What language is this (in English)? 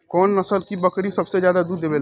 Bhojpuri